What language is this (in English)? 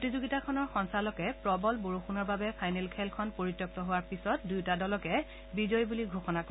Assamese